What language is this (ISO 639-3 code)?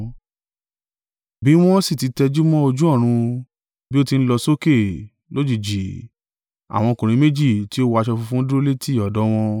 yor